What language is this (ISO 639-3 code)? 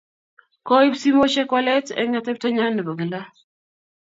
kln